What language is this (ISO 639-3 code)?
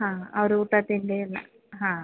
kan